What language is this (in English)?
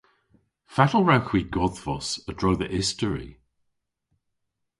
Cornish